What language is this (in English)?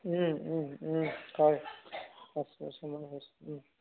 Assamese